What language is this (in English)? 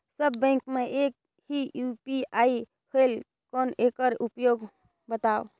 Chhattisgarhi